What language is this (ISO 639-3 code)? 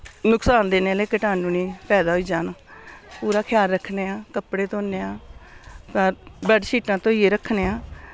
doi